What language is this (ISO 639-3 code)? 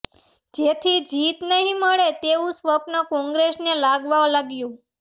guj